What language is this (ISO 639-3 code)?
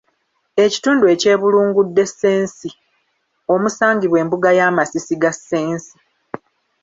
lug